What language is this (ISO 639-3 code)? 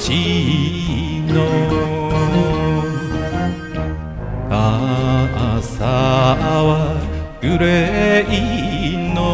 jpn